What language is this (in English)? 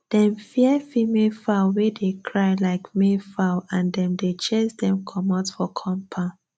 Nigerian Pidgin